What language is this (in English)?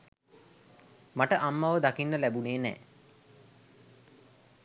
Sinhala